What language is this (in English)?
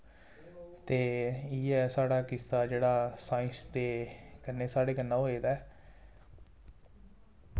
Dogri